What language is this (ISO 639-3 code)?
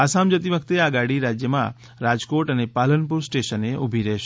guj